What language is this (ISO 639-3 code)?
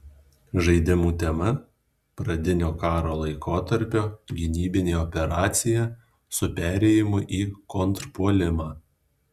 lit